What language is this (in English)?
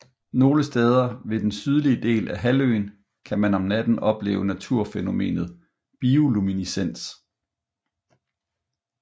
Danish